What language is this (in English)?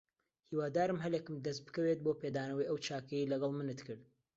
Central Kurdish